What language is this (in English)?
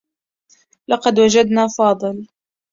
Arabic